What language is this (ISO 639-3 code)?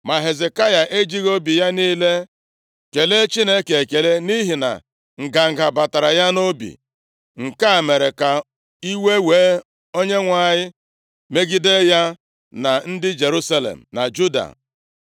ibo